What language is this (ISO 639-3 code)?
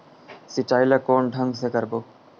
hne